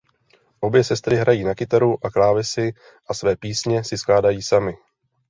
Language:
Czech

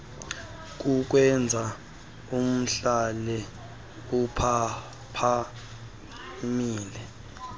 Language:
Xhosa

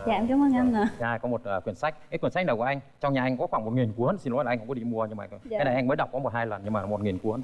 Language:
Vietnamese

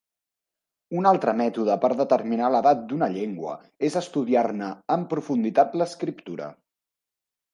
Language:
Catalan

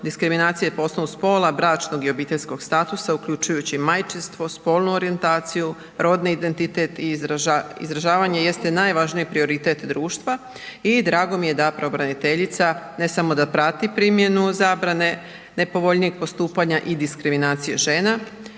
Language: Croatian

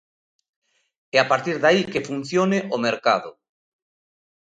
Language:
Galician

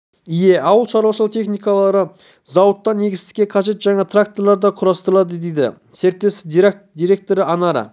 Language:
Kazakh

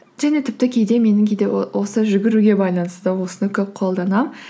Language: Kazakh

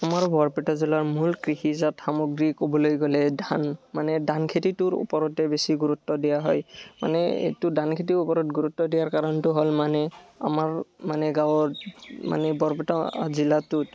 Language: Assamese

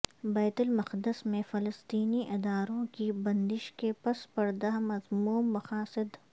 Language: Urdu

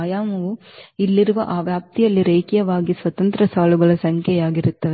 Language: Kannada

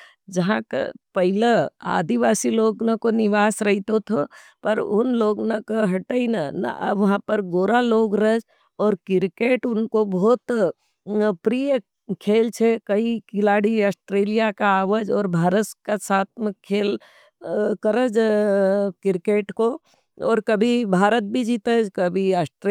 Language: Nimadi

